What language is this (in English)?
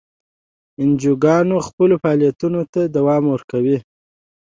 Pashto